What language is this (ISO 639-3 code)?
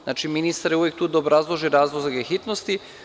srp